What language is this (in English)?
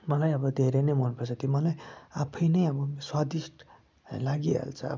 Nepali